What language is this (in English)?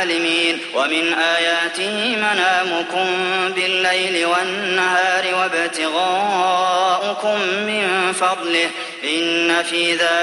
Arabic